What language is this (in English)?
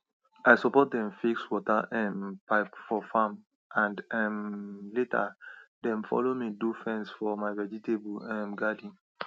Nigerian Pidgin